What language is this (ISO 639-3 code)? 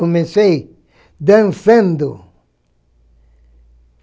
por